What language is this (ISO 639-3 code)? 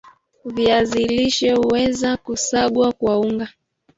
swa